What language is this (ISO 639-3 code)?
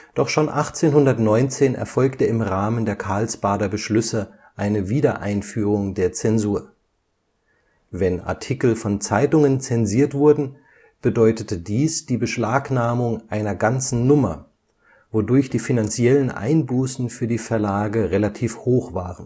deu